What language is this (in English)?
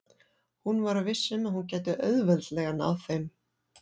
Icelandic